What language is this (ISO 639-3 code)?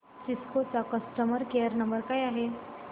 mar